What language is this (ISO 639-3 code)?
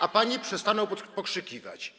pol